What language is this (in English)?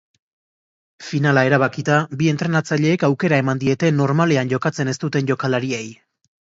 Basque